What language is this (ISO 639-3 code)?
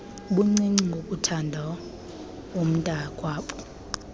xho